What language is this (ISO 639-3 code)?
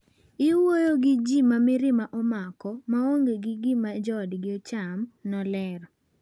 luo